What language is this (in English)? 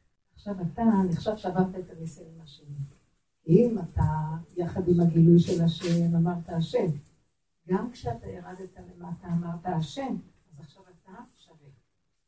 Hebrew